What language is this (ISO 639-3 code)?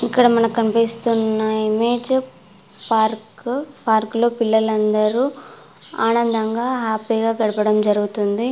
tel